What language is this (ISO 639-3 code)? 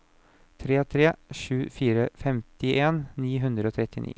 nor